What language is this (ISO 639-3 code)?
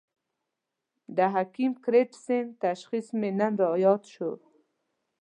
pus